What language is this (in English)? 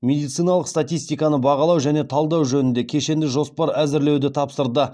Kazakh